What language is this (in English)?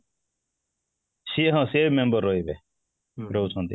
Odia